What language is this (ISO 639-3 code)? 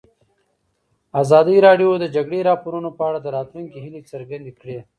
pus